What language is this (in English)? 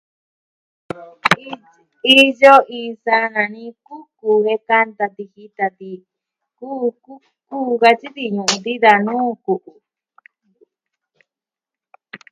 Southwestern Tlaxiaco Mixtec